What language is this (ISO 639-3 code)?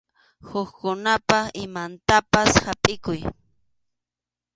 qxu